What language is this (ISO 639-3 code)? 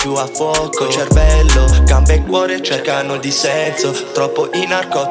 ita